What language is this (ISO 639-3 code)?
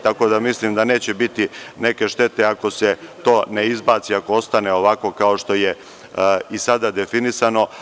srp